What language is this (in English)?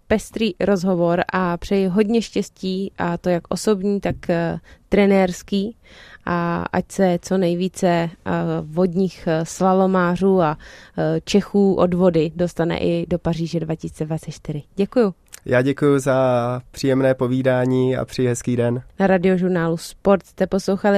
Czech